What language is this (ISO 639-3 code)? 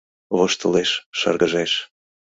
chm